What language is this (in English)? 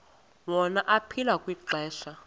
Xhosa